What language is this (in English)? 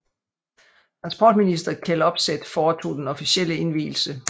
Danish